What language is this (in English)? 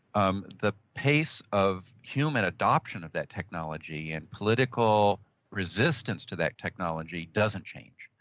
English